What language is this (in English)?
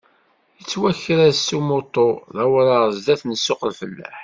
Kabyle